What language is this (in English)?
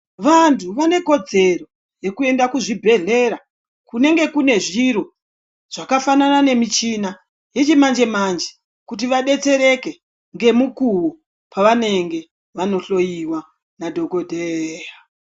Ndau